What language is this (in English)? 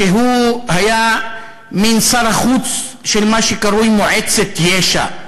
Hebrew